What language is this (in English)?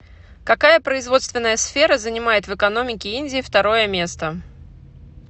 Russian